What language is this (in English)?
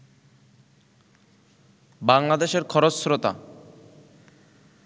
Bangla